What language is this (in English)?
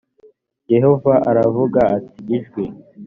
Kinyarwanda